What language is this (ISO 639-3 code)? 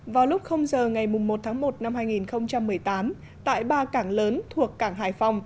vie